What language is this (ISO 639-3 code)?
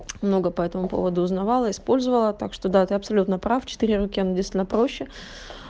rus